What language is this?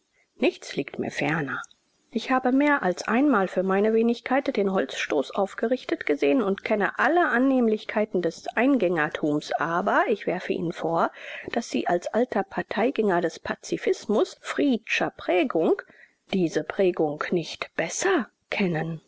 German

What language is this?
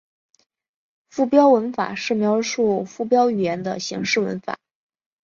Chinese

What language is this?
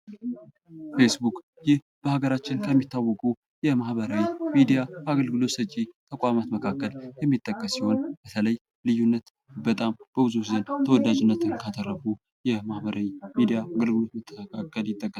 Amharic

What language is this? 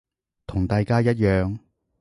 Cantonese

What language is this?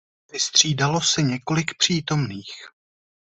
Czech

